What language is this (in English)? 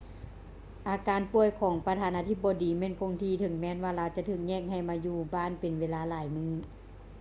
Lao